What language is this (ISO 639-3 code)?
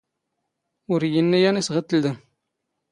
zgh